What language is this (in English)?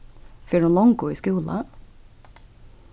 Faroese